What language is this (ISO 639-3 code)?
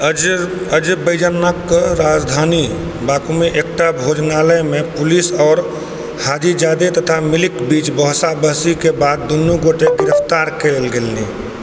mai